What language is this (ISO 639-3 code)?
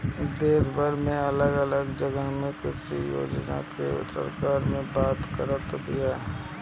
bho